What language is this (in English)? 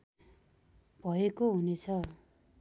Nepali